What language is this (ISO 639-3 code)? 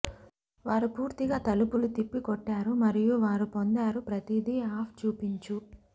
tel